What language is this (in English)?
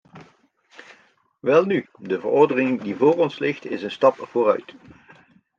Dutch